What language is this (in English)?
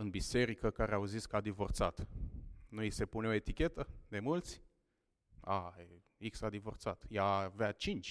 Romanian